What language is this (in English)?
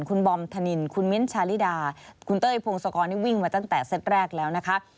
Thai